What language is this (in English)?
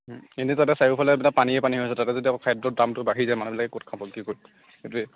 Assamese